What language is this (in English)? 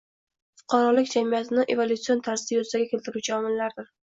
Uzbek